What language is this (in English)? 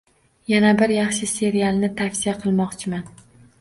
Uzbek